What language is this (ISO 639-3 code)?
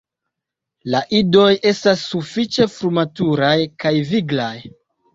epo